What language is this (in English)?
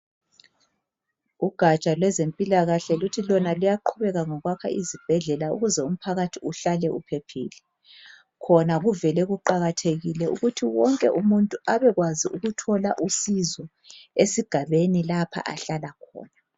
North Ndebele